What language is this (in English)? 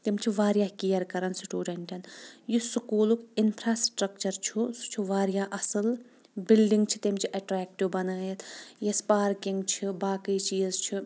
Kashmiri